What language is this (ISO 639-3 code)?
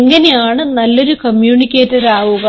mal